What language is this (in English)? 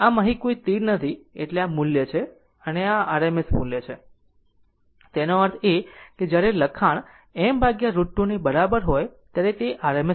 Gujarati